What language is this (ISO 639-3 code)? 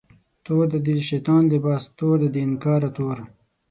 pus